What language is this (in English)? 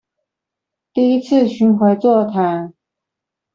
Chinese